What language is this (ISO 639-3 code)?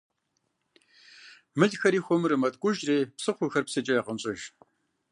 kbd